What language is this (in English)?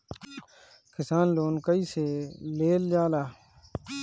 Bhojpuri